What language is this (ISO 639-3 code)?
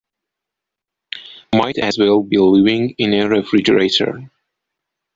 eng